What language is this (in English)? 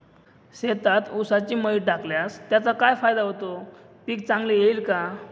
Marathi